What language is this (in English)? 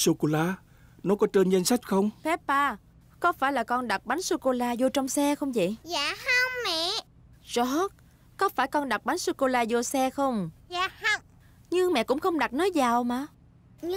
Vietnamese